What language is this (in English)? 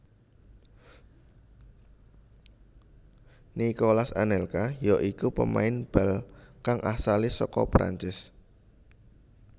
Javanese